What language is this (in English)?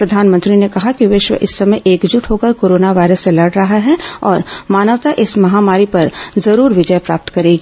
Hindi